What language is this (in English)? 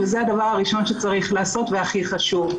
Hebrew